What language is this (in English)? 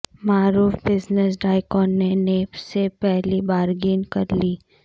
Urdu